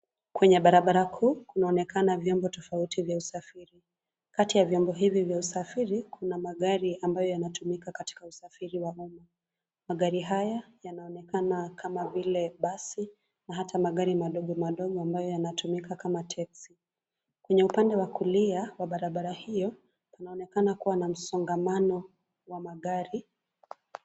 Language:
Swahili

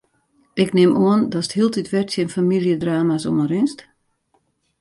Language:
Western Frisian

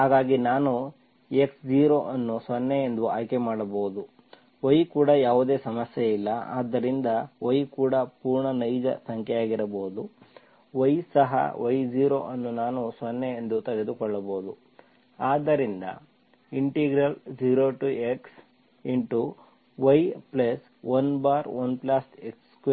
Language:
Kannada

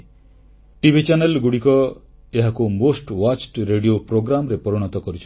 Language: Odia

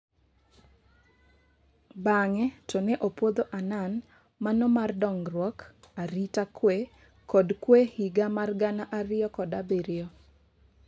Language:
Luo (Kenya and Tanzania)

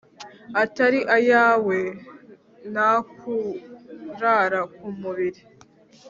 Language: Kinyarwanda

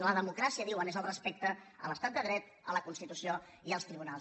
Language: Catalan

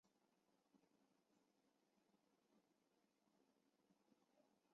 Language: Chinese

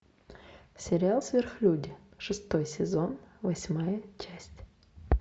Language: Russian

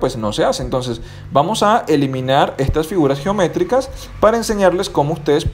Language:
Spanish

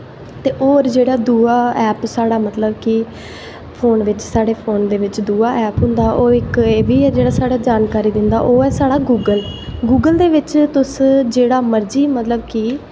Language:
Dogri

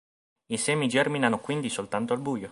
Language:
Italian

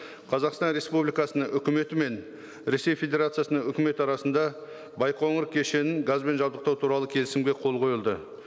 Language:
Kazakh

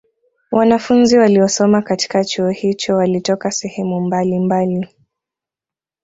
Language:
Swahili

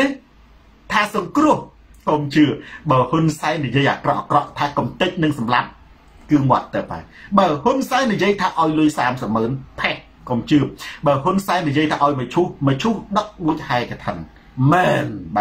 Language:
Thai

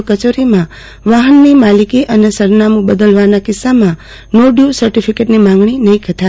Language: Gujarati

